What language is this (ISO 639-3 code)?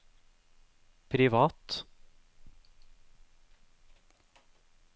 nor